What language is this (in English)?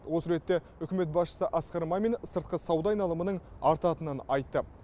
Kazakh